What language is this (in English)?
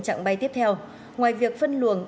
Vietnamese